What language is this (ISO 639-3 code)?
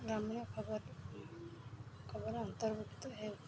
ori